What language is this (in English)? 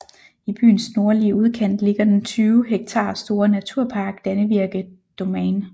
Danish